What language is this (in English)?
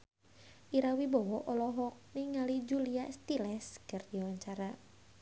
Sundanese